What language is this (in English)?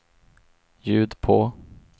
Swedish